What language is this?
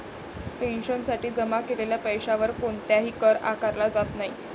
Marathi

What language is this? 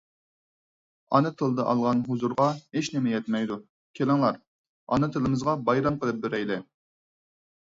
Uyghur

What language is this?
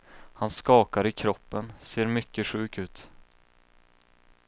Swedish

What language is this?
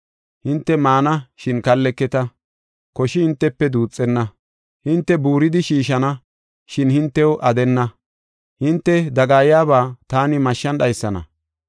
Gofa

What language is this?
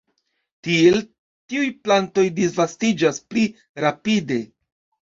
Esperanto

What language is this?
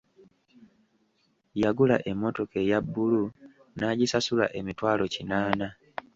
Ganda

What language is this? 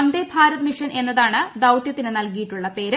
Malayalam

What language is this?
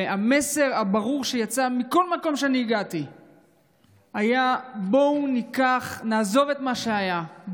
Hebrew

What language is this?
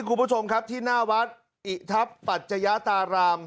Thai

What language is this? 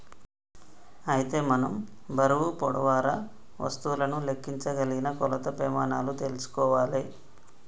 Telugu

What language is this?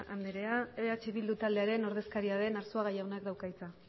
Basque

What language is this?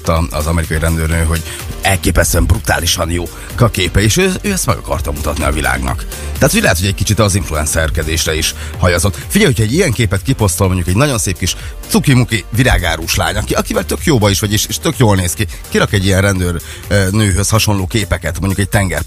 Hungarian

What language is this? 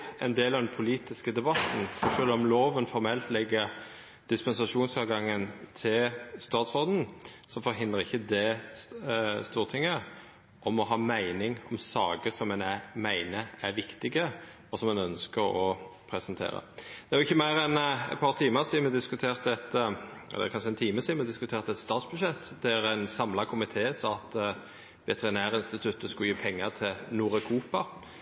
Norwegian Nynorsk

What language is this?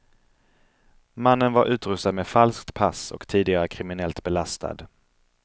Swedish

